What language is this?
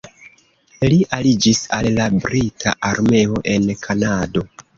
Esperanto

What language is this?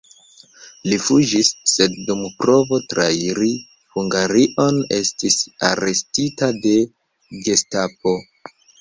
Esperanto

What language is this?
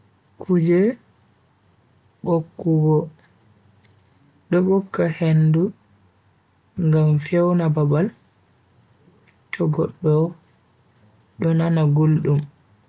Bagirmi Fulfulde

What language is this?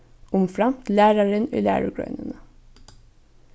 Faroese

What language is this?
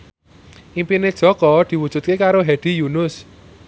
Javanese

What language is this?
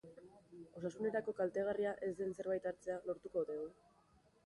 Basque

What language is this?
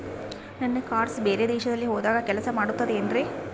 Kannada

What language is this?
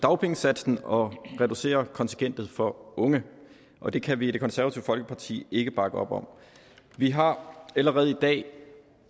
Danish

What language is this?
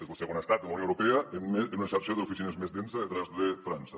Catalan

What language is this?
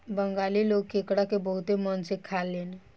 Bhojpuri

